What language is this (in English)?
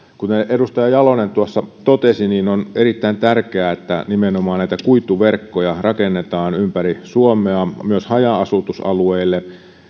Finnish